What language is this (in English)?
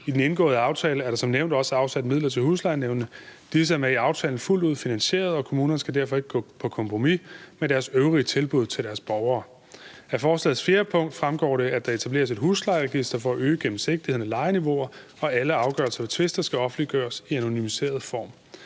Danish